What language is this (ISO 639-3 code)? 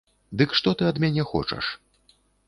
bel